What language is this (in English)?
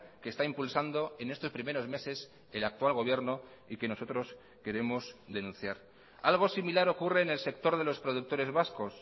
Spanish